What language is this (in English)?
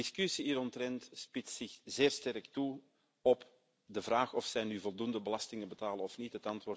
Dutch